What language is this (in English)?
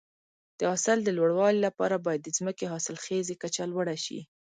Pashto